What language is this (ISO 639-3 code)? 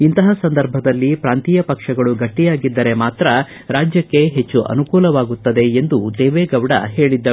kan